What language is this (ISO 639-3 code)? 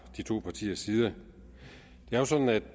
dan